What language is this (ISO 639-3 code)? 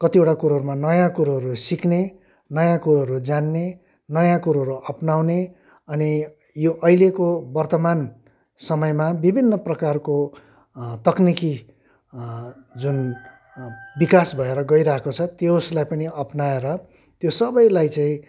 nep